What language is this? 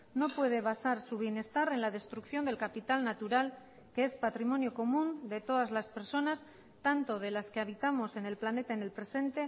Spanish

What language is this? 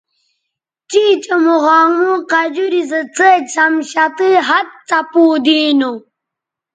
Bateri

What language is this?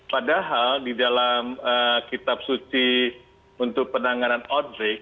Indonesian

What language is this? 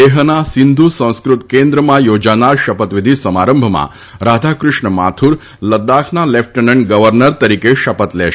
Gujarati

